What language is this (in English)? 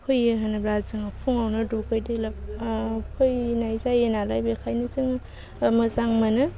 Bodo